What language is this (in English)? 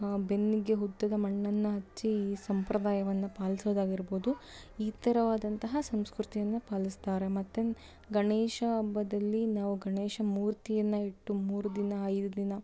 Kannada